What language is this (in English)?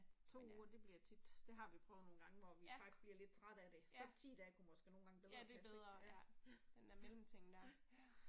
Danish